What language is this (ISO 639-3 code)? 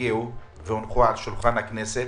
heb